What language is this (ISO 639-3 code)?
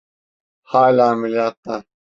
tur